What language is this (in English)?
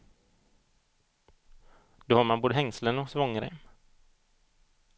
Swedish